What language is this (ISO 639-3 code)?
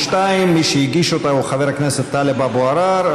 heb